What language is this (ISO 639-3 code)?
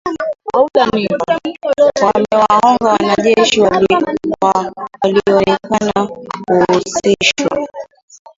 swa